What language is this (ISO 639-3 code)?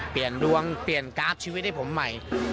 tha